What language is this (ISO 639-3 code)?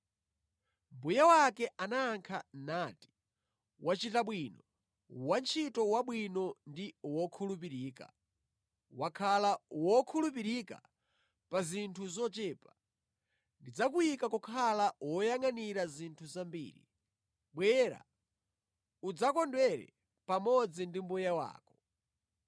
nya